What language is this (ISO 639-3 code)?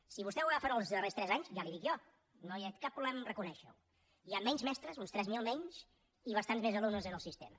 cat